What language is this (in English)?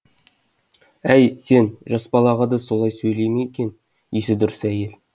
Kazakh